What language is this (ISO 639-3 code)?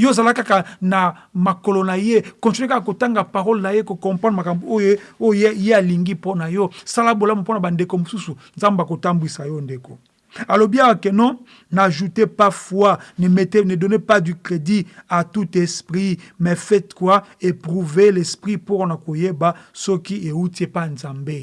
fra